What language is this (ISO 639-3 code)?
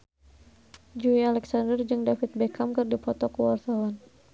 sun